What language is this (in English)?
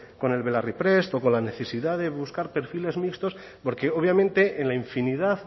Spanish